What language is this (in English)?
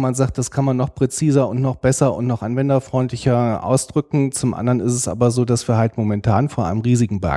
German